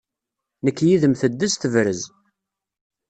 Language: Kabyle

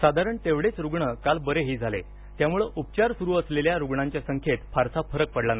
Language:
Marathi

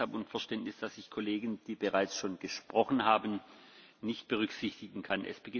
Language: German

